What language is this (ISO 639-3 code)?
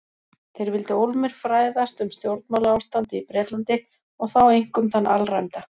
isl